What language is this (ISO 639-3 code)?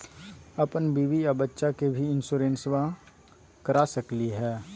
mag